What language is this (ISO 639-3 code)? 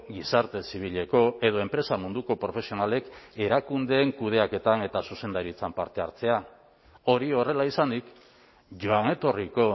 eus